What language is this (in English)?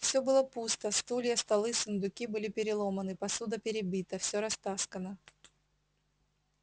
Russian